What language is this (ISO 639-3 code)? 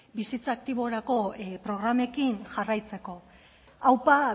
eus